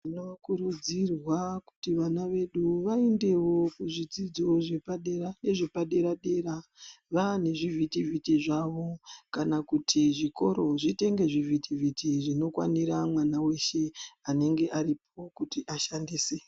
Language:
Ndau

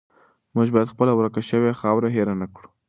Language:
Pashto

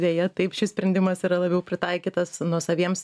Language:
Lithuanian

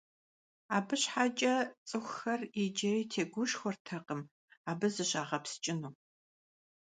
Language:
Kabardian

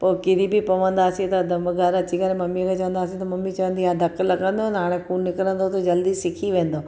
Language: Sindhi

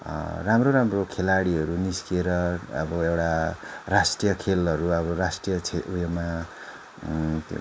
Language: Nepali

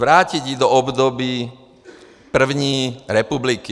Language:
Czech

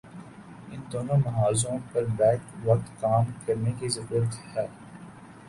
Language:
Urdu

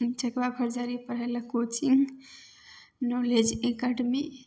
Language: Maithili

